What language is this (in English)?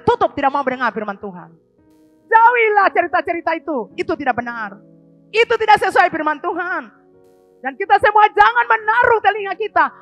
Indonesian